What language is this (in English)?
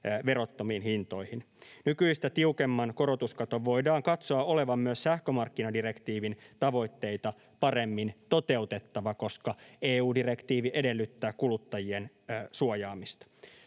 Finnish